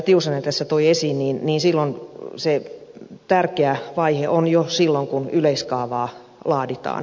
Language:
Finnish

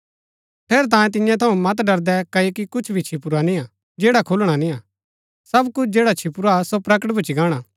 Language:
Gaddi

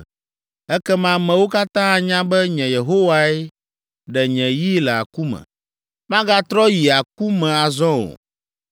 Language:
Ewe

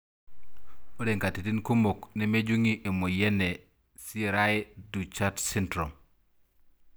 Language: Masai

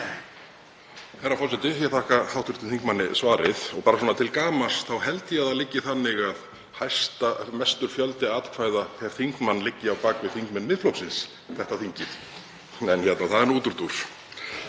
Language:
Icelandic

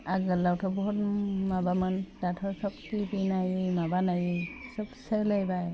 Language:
Bodo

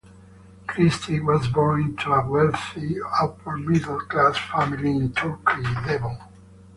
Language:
English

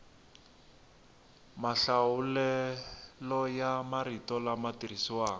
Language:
Tsonga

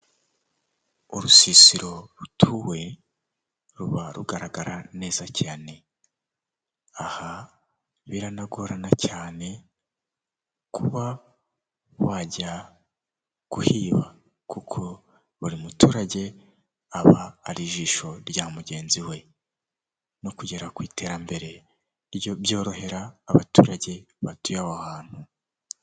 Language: Kinyarwanda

